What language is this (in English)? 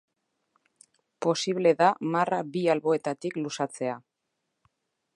Basque